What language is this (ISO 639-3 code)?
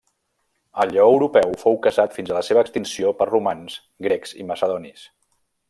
cat